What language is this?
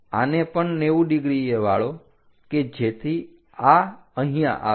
Gujarati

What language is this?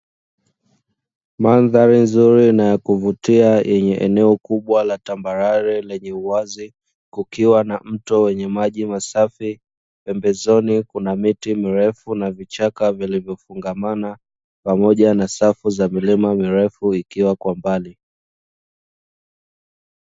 Swahili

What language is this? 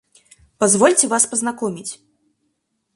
Russian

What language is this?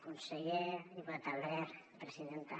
Catalan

